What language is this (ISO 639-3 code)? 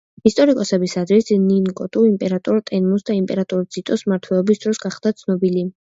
kat